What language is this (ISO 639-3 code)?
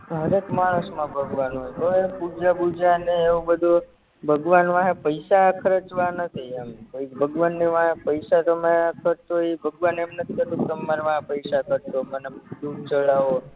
guj